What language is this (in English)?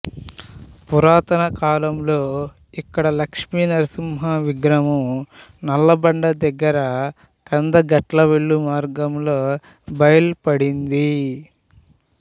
Telugu